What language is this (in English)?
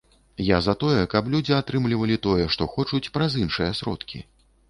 Belarusian